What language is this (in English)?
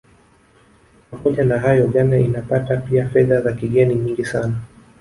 Swahili